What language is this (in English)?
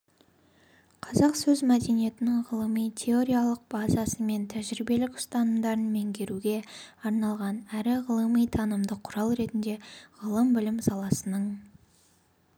Kazakh